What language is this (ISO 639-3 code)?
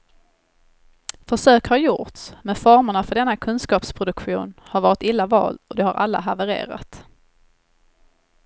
swe